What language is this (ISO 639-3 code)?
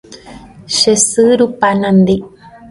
grn